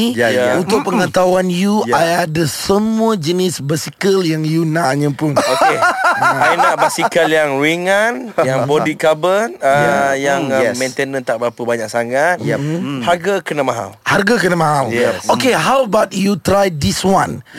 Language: Malay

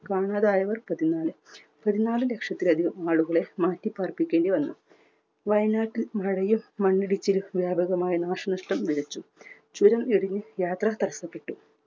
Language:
Malayalam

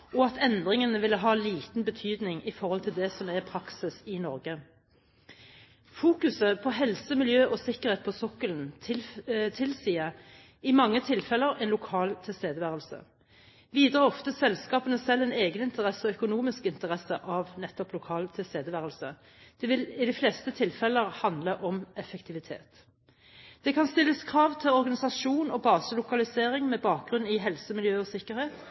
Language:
Norwegian Bokmål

